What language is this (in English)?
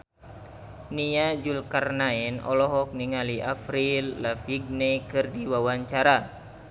Sundanese